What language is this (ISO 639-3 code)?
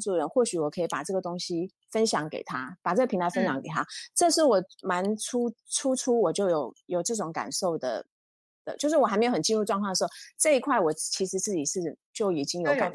zho